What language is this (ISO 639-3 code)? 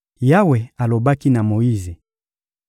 lin